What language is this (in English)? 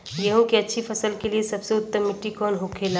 Bhojpuri